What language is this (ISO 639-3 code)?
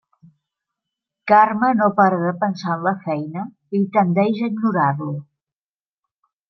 cat